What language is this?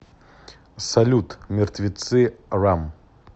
Russian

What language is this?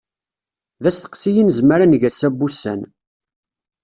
Kabyle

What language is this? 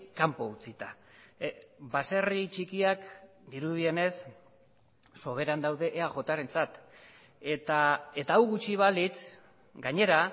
Basque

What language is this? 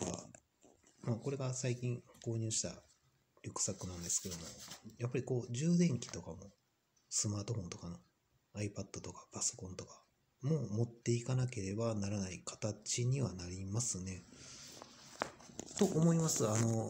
Japanese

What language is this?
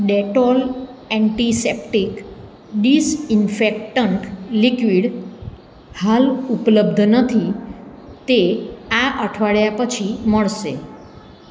Gujarati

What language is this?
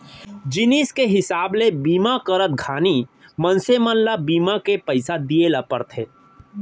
Chhattisgarhi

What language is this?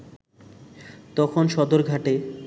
Bangla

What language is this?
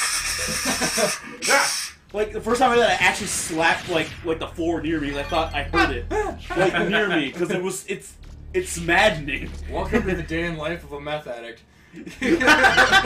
English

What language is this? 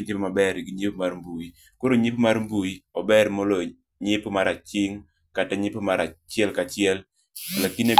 Luo (Kenya and Tanzania)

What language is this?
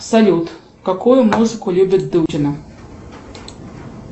Russian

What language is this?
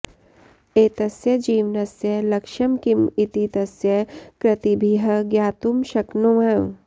Sanskrit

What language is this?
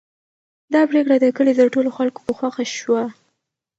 Pashto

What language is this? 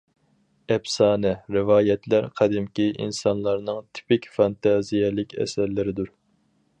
Uyghur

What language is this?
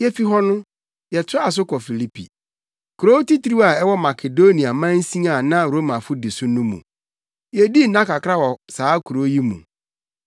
Akan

